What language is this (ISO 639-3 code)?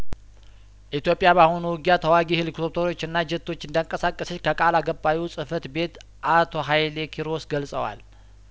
amh